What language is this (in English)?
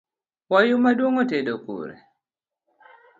Luo (Kenya and Tanzania)